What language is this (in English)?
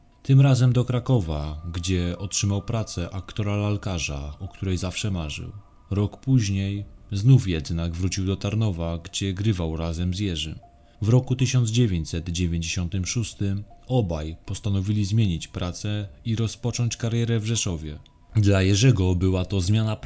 Polish